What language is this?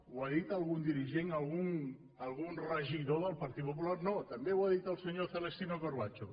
Catalan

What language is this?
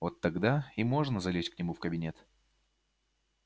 Russian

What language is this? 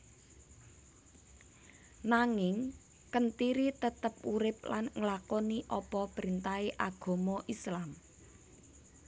Javanese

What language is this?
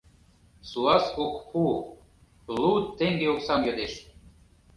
Mari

